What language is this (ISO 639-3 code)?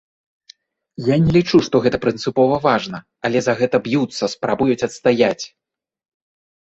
bel